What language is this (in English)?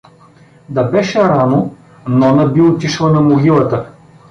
Bulgarian